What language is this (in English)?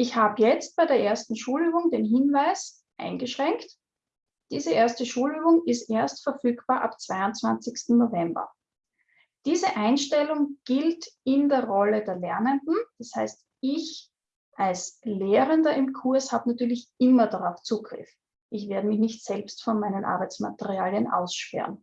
German